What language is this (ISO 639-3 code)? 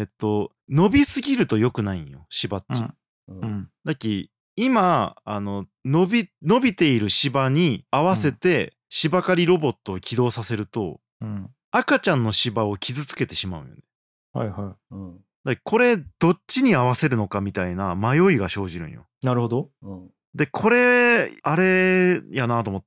jpn